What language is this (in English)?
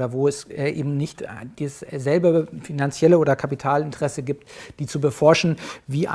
German